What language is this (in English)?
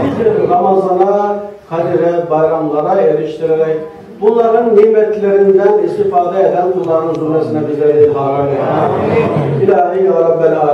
Turkish